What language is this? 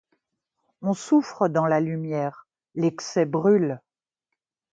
French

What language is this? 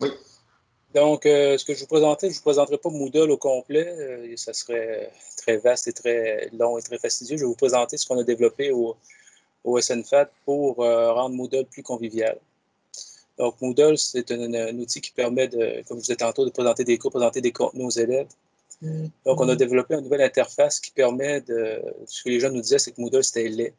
French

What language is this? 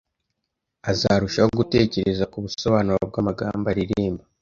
Kinyarwanda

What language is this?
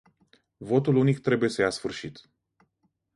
Romanian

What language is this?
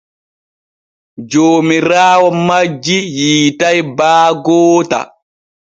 Borgu Fulfulde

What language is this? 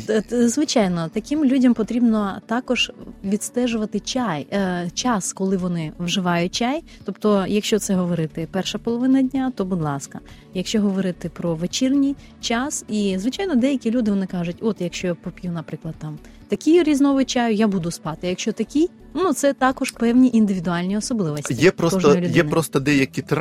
Ukrainian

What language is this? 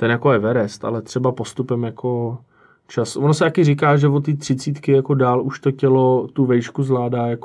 Czech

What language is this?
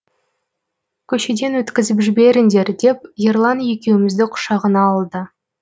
Kazakh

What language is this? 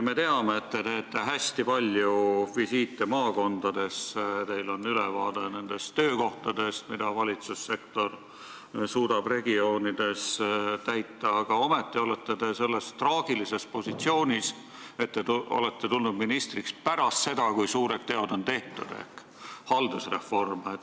Estonian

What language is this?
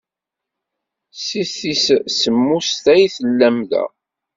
Kabyle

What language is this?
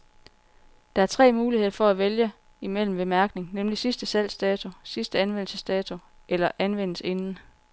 Danish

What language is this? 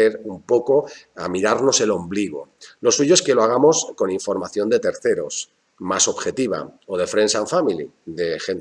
Spanish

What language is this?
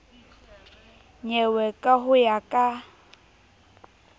Southern Sotho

